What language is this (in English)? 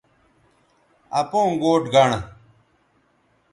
Bateri